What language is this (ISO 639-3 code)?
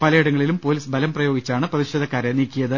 mal